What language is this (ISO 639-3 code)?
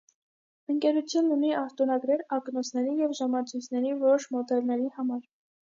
hye